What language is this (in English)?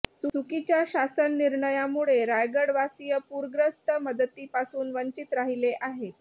Marathi